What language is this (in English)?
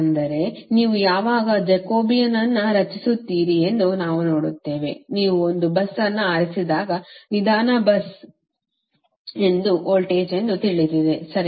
Kannada